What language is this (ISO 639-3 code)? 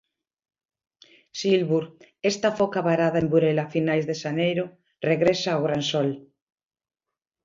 glg